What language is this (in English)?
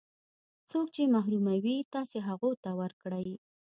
Pashto